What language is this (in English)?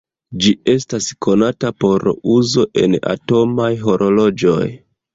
Esperanto